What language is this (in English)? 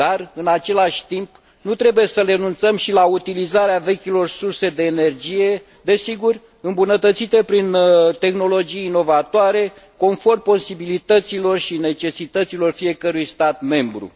Romanian